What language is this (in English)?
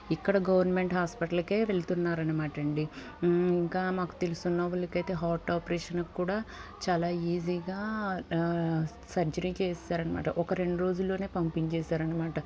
Telugu